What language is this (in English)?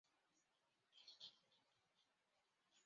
Chinese